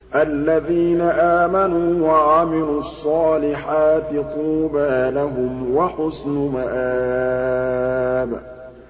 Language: Arabic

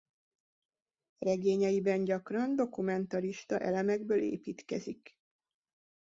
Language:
Hungarian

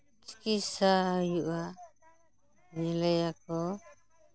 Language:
Santali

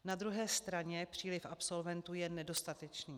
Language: Czech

